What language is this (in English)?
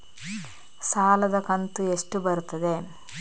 Kannada